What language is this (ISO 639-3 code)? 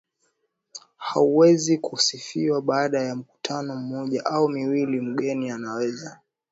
swa